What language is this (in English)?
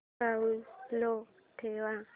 Marathi